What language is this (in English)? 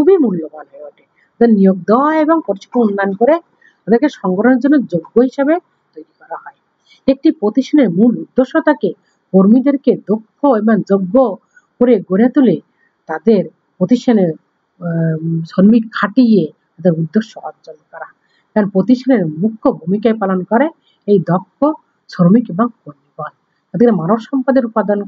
Hindi